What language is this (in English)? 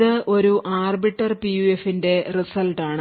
Malayalam